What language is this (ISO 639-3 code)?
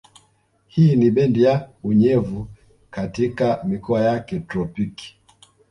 swa